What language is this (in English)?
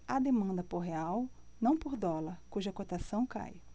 Portuguese